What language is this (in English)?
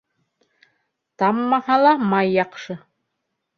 Bashkir